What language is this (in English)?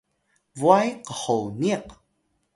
Atayal